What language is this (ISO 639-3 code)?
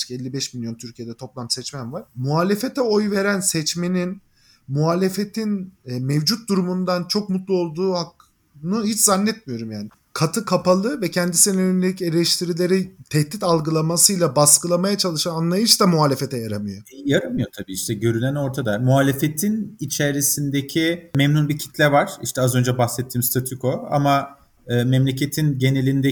tur